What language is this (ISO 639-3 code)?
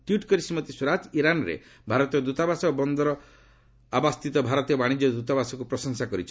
ori